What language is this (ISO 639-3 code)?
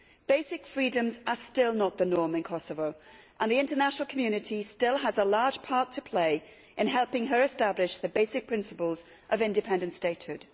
eng